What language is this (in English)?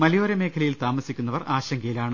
Malayalam